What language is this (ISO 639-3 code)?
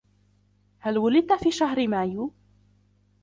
ara